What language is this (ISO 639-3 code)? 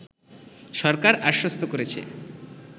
ben